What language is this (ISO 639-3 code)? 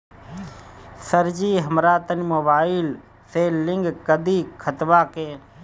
bho